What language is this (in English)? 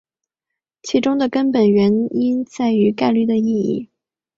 Chinese